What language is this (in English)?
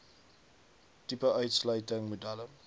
Afrikaans